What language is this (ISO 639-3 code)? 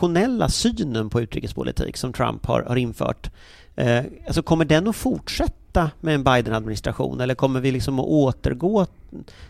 swe